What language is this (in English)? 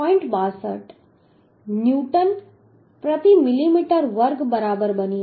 Gujarati